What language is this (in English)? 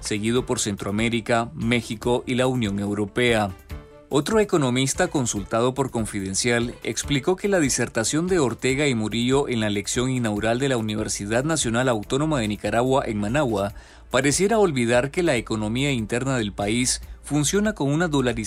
Spanish